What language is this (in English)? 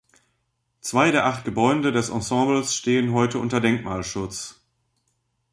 German